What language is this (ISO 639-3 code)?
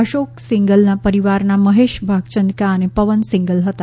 guj